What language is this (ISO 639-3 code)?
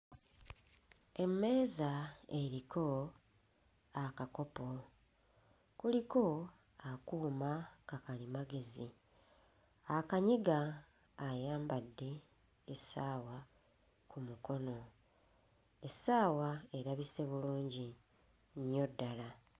lug